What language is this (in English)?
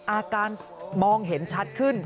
Thai